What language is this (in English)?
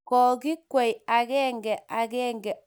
Kalenjin